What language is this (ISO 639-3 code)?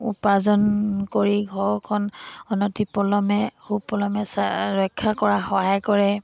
asm